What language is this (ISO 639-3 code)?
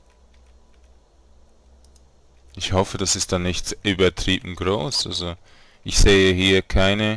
deu